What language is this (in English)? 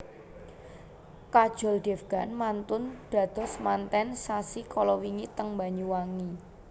Javanese